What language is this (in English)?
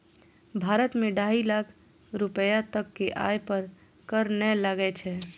Maithili